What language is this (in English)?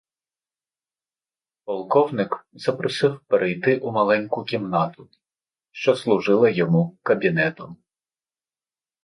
Ukrainian